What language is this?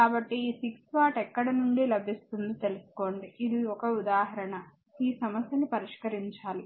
Telugu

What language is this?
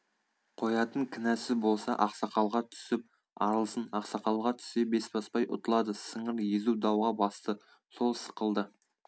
Kazakh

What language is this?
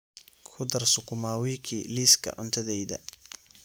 Somali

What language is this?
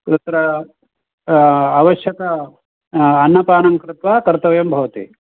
Sanskrit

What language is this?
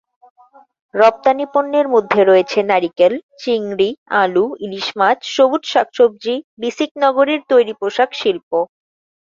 Bangla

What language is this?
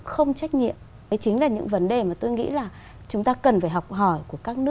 Vietnamese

